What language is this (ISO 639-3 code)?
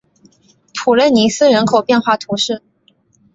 zho